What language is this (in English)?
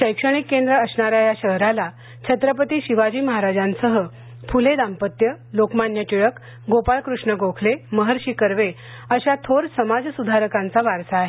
Marathi